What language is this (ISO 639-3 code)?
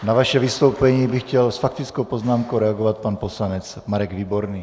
ces